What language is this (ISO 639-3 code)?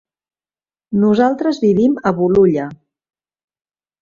cat